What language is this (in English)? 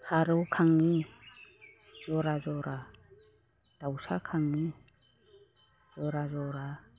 Bodo